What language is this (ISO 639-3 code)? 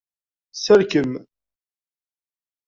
kab